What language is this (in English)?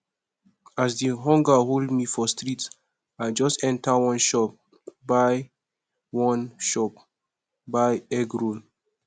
Nigerian Pidgin